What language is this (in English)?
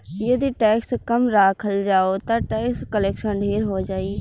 Bhojpuri